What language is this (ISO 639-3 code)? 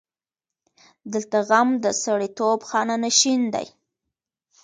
pus